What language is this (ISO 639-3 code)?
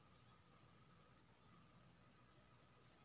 mai